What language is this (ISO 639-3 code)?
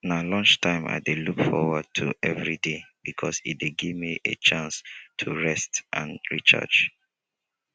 pcm